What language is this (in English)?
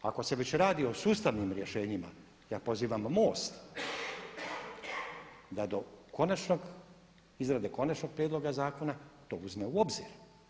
Croatian